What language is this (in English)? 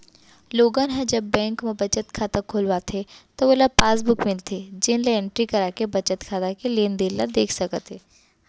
Chhattisgarhi